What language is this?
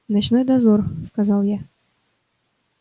Russian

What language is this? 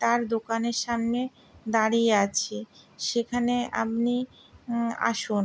Bangla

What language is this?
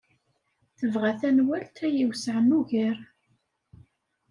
Kabyle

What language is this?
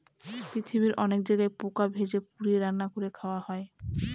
Bangla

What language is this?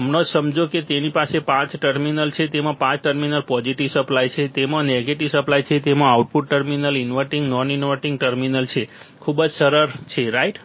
Gujarati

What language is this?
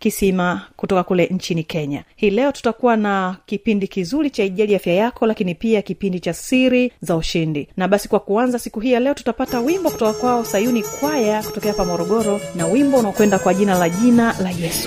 Swahili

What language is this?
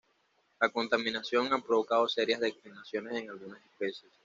Spanish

